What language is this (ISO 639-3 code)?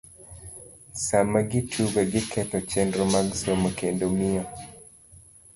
luo